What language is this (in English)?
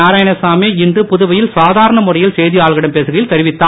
Tamil